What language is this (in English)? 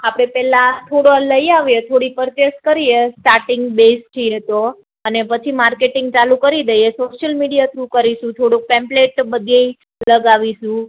Gujarati